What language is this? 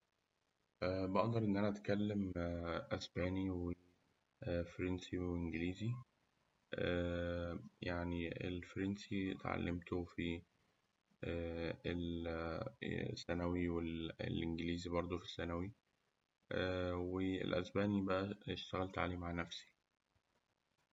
Egyptian Arabic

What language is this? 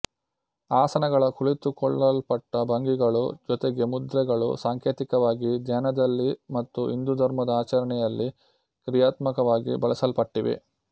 Kannada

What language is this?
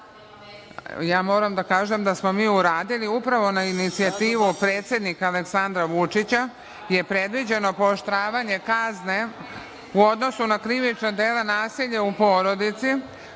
Serbian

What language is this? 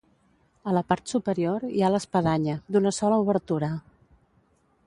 Catalan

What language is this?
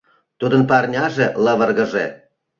Mari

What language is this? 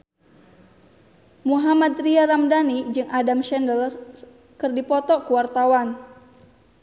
Sundanese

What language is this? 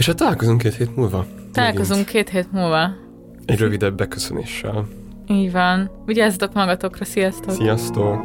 Hungarian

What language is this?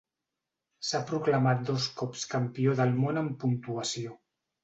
Catalan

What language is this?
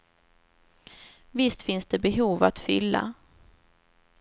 Swedish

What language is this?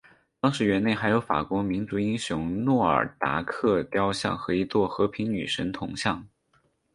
Chinese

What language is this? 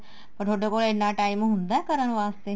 Punjabi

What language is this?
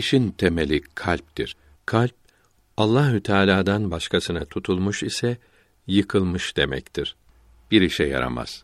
Turkish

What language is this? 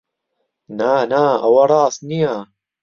Central Kurdish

